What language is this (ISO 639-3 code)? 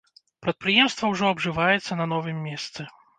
bel